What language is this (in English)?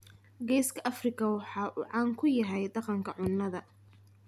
Somali